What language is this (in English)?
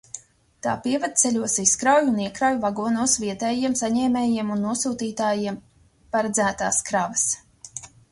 Latvian